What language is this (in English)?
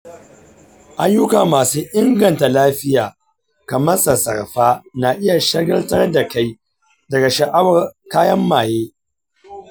Hausa